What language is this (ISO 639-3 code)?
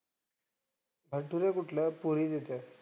mar